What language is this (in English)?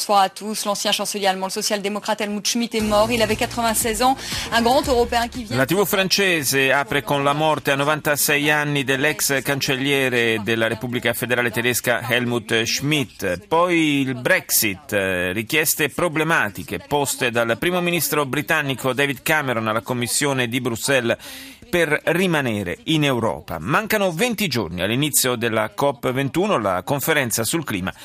Italian